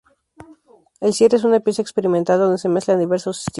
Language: Spanish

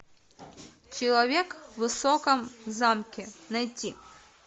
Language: Russian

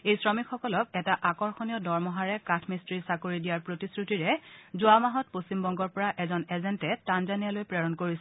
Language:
Assamese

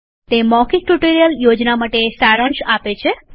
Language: Gujarati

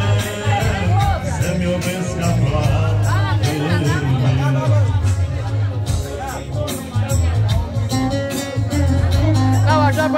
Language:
Romanian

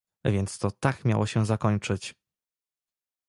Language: Polish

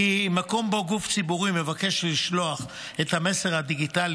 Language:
Hebrew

